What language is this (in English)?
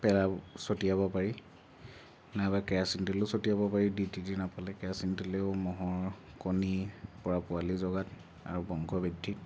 Assamese